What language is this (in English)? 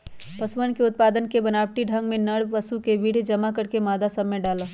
Magahi